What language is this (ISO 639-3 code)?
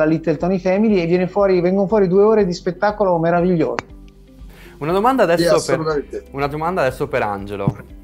ita